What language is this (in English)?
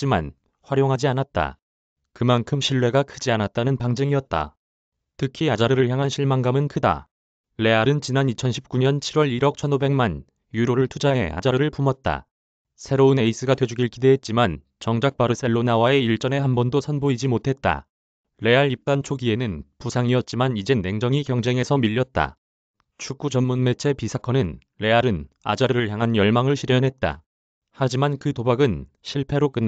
Korean